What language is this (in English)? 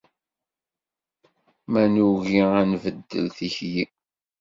Kabyle